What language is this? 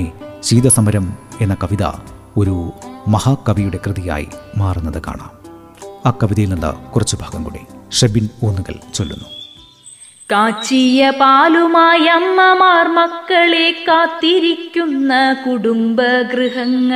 Malayalam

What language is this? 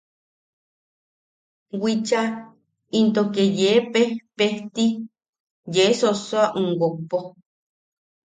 Yaqui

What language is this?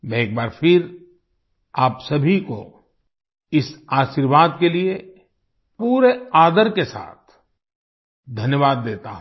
Hindi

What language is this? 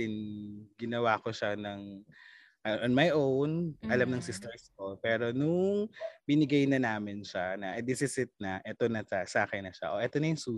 Filipino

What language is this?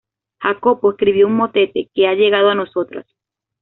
Spanish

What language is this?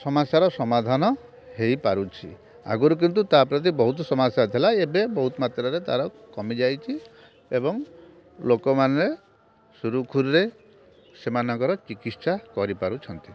Odia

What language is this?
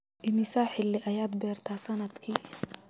Somali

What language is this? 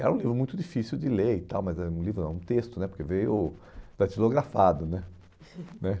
Portuguese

